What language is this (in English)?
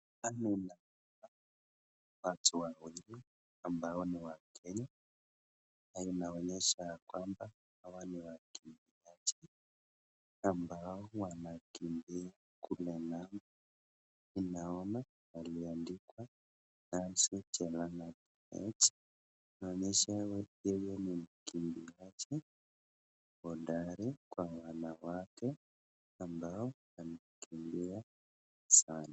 Swahili